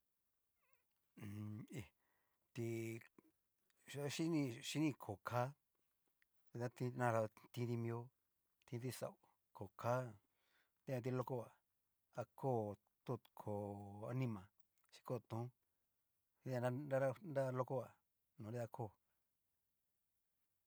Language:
Cacaloxtepec Mixtec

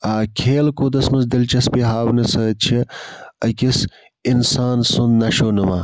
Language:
Kashmiri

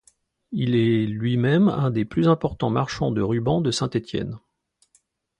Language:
French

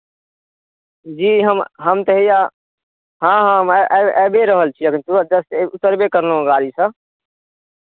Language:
Maithili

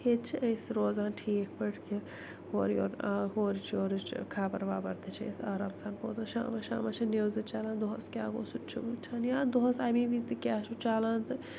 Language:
Kashmiri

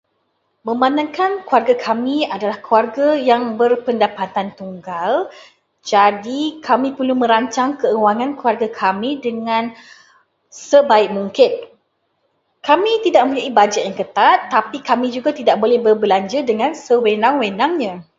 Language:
Malay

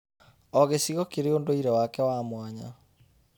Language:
Kikuyu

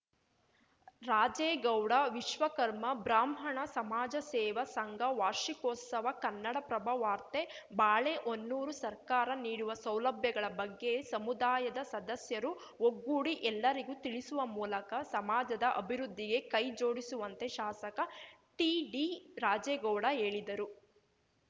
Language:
Kannada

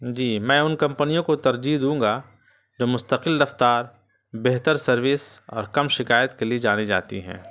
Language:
Urdu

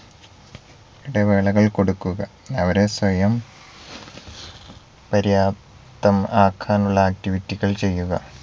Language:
Malayalam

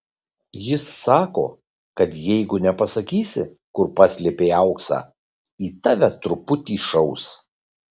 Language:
Lithuanian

